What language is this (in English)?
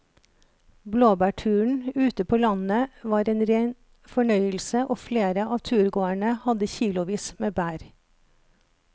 Norwegian